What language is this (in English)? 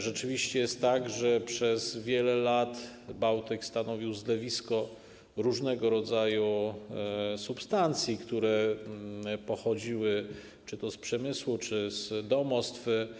Polish